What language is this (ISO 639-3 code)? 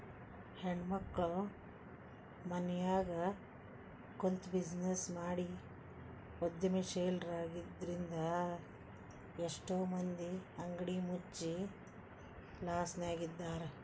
kan